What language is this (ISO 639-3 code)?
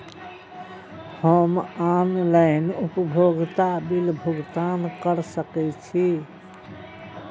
mai